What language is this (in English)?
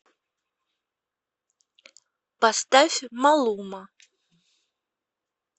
Russian